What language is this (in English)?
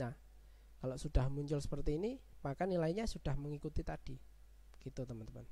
Indonesian